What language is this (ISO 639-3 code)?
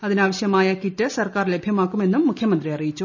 mal